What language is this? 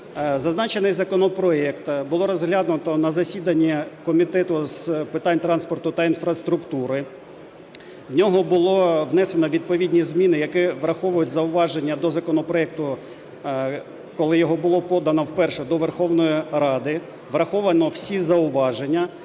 Ukrainian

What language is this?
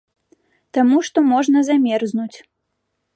Belarusian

